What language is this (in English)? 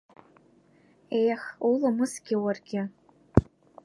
Abkhazian